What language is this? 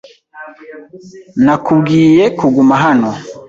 Kinyarwanda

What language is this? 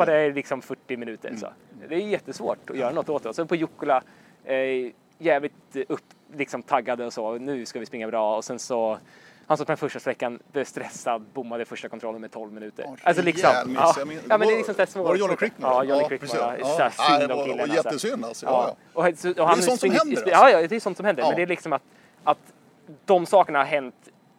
Swedish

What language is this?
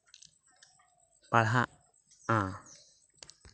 Santali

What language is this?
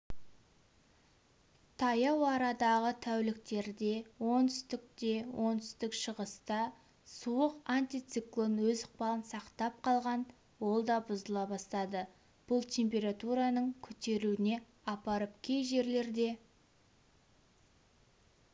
Kazakh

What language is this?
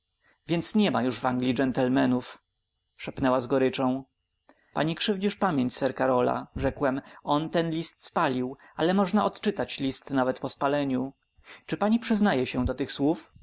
Polish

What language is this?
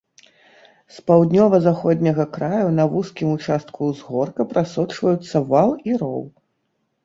Belarusian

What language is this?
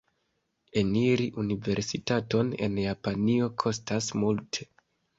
Esperanto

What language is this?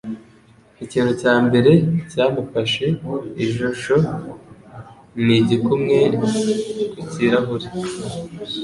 Kinyarwanda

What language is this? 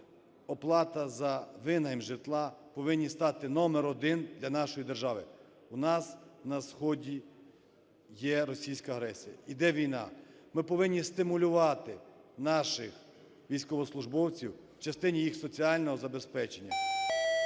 Ukrainian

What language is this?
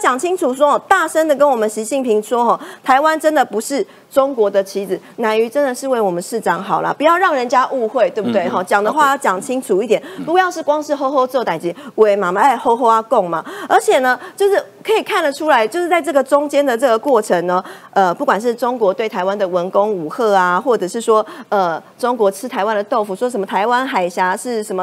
Chinese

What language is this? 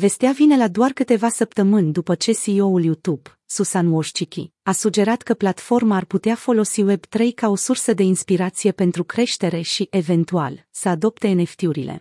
Romanian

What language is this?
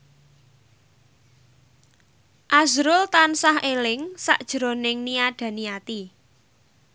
Javanese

